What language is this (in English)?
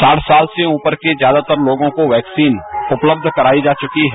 Hindi